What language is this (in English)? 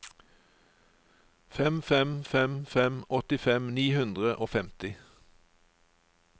Norwegian